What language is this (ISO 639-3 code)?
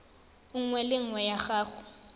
tsn